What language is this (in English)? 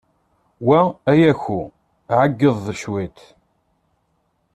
Kabyle